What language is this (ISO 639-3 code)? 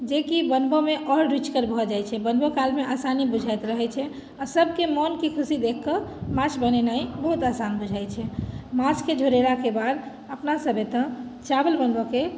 mai